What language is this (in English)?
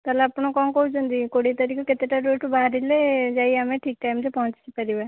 Odia